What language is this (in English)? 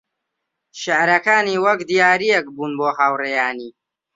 Central Kurdish